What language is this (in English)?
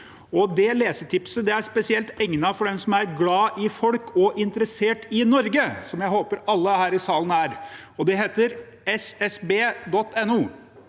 Norwegian